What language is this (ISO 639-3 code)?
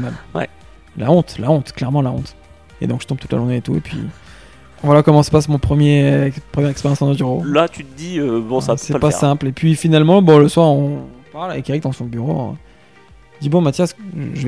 fra